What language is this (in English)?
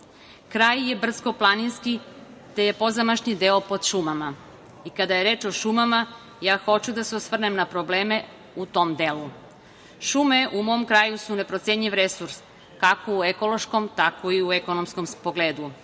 Serbian